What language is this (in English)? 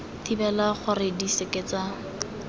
Tswana